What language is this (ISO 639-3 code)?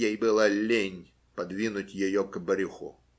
rus